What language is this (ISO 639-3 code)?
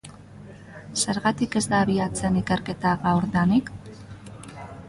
eus